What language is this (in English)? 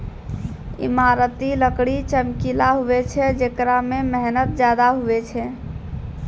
Maithili